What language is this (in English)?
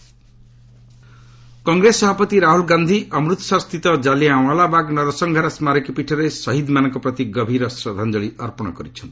Odia